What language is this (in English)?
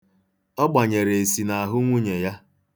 Igbo